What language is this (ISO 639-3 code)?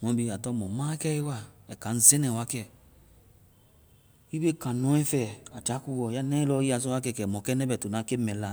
vai